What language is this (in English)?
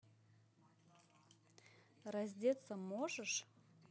Russian